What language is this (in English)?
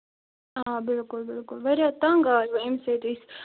Kashmiri